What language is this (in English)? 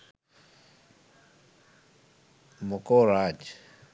Sinhala